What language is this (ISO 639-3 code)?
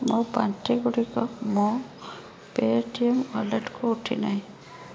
ori